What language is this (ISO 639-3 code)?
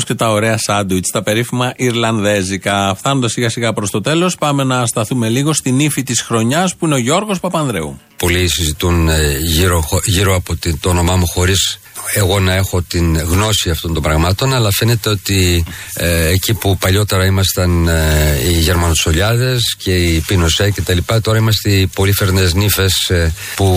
ell